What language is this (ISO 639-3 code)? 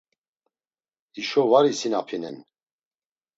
lzz